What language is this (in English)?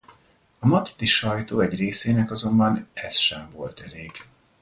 Hungarian